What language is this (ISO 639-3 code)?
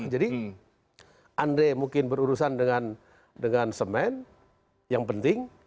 ind